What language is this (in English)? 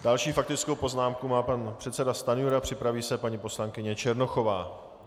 Czech